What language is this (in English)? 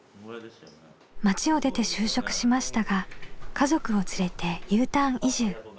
Japanese